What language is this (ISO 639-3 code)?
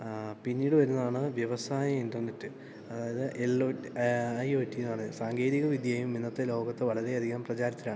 mal